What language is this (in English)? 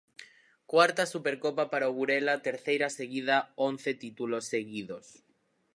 Galician